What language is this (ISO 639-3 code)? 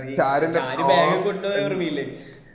mal